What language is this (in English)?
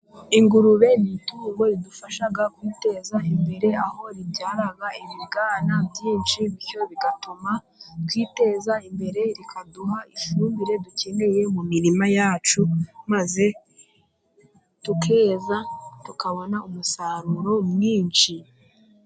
Kinyarwanda